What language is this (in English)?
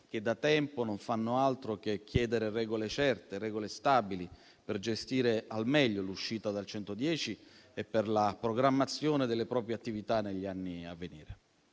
Italian